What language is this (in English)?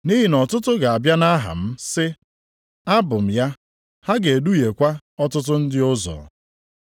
Igbo